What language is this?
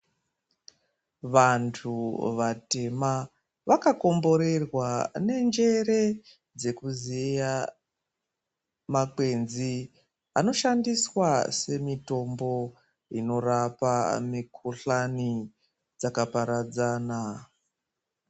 Ndau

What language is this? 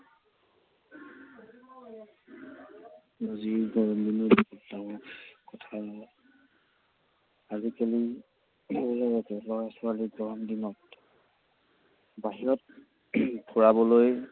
Assamese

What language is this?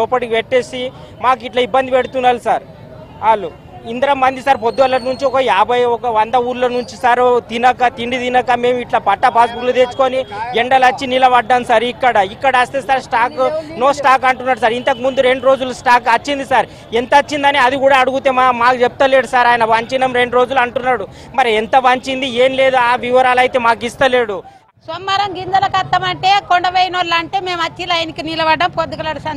Telugu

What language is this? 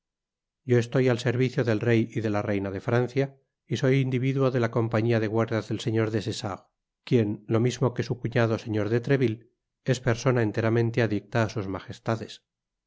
Spanish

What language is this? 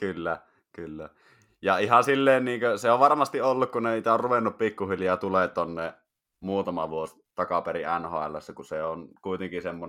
Finnish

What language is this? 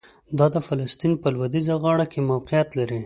Pashto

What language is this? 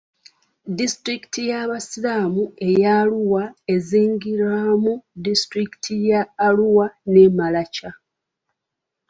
Ganda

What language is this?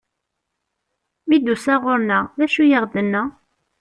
Kabyle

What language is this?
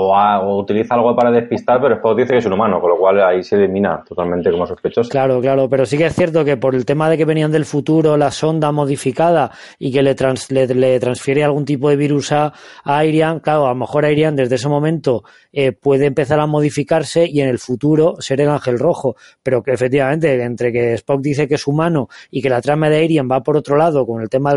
Spanish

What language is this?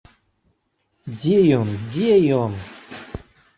Belarusian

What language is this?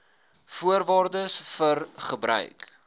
Afrikaans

